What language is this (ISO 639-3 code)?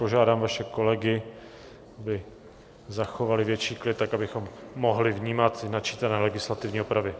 ces